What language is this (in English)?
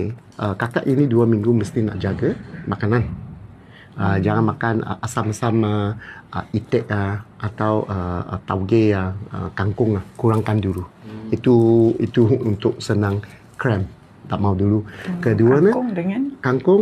Malay